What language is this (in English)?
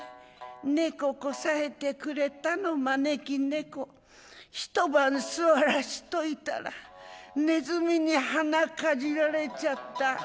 Japanese